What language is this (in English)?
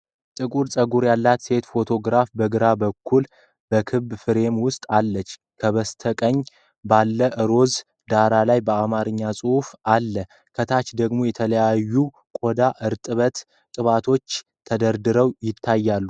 Amharic